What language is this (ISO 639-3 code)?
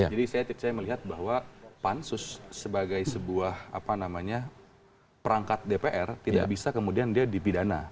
ind